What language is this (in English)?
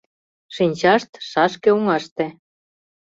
Mari